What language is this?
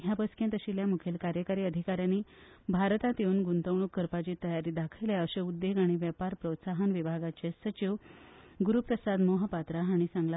Konkani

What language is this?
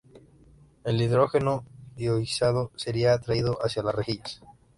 Spanish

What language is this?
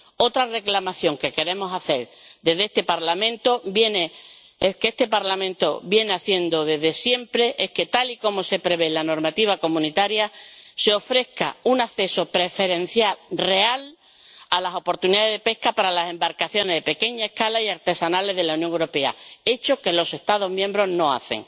Spanish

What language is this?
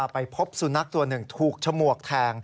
Thai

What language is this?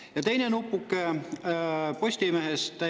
Estonian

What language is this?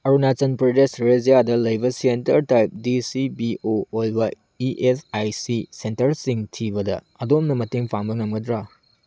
Manipuri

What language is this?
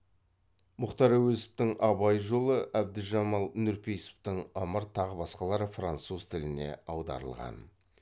Kazakh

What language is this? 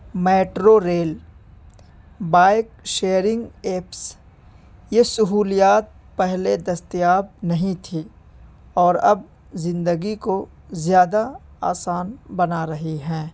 Urdu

